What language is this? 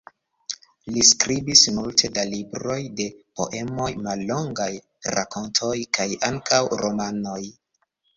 Esperanto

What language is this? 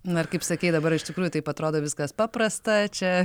Lithuanian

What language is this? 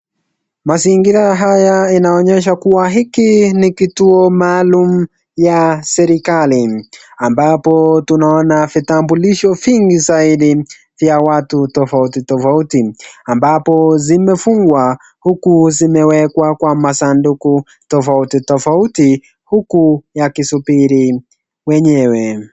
Swahili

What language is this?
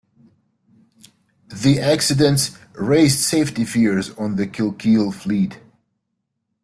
English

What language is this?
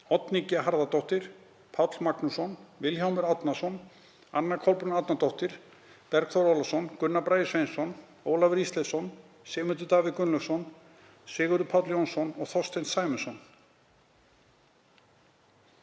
Icelandic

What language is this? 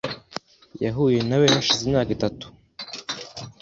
Kinyarwanda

